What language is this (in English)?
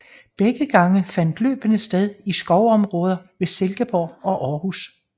Danish